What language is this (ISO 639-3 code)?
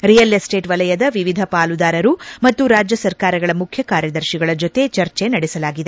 kan